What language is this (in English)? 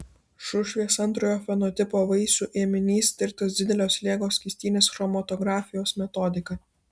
Lithuanian